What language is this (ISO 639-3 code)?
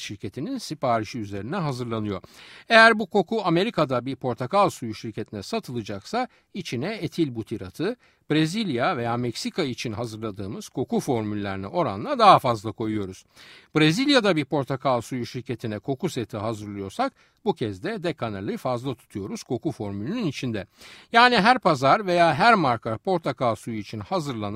tur